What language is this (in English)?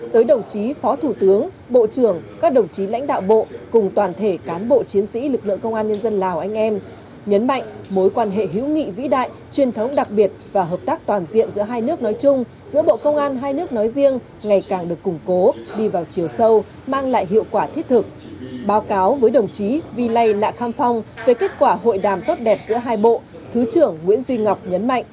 Vietnamese